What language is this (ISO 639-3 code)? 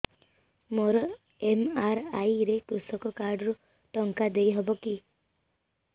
ori